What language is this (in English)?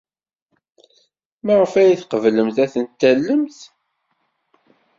Kabyle